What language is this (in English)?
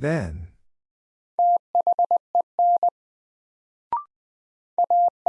English